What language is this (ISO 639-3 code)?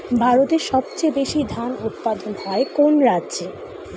ben